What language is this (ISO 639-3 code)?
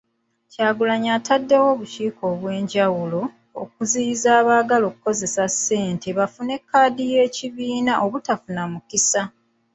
lug